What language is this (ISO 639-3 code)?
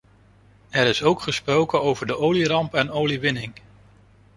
nld